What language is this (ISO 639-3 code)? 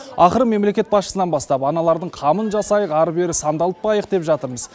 kaz